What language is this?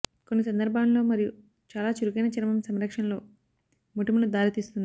Telugu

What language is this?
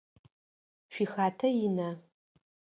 Adyghe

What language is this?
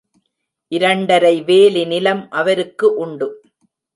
Tamil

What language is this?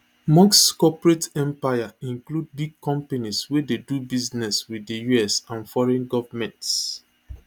Nigerian Pidgin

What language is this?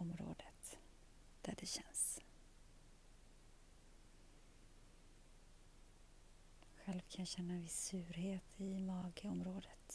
Swedish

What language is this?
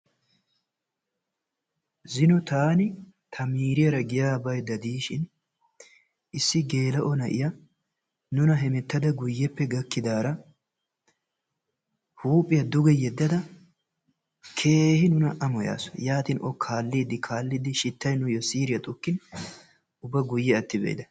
Wolaytta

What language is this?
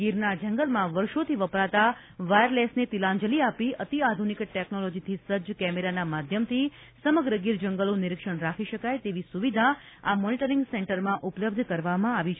Gujarati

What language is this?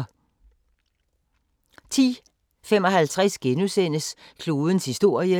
Danish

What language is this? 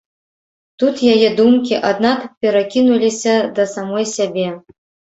Belarusian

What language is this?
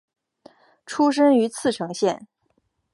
Chinese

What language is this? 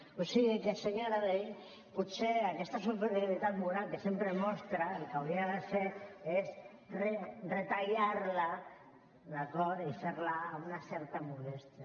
Catalan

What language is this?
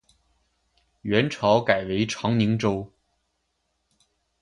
Chinese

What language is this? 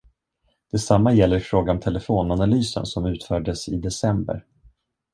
Swedish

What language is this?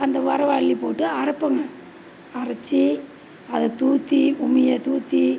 Tamil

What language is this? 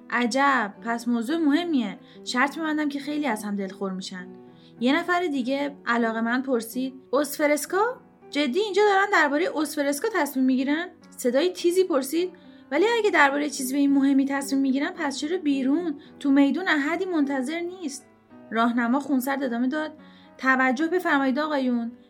Persian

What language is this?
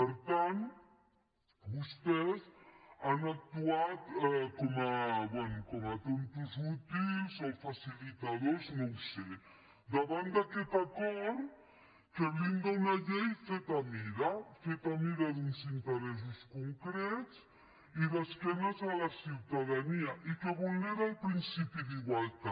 Catalan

